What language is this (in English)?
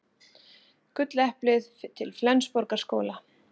Icelandic